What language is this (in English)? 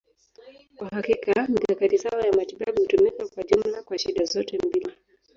Swahili